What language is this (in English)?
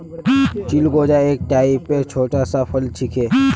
Magahi